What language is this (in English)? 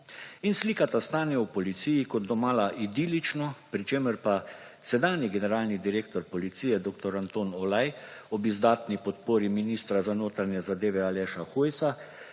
Slovenian